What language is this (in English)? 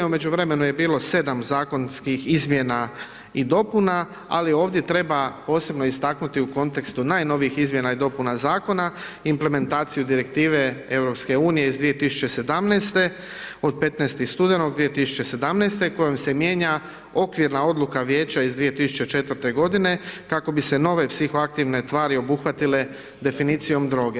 Croatian